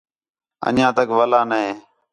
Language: Khetrani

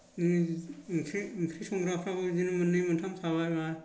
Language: Bodo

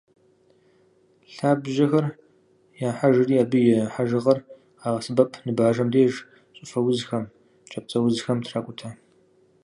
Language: Kabardian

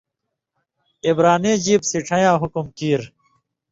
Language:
Indus Kohistani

